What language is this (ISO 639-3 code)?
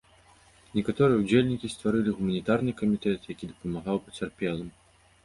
bel